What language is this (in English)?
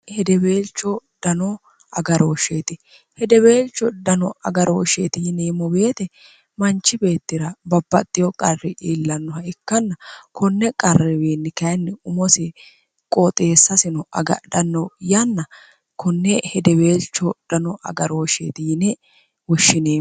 Sidamo